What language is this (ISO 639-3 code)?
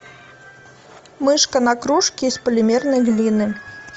rus